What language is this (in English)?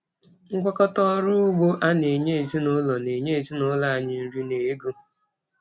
Igbo